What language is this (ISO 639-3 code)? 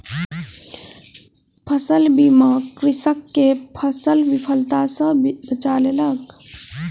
mai